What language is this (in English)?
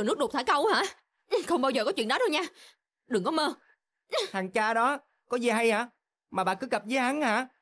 Vietnamese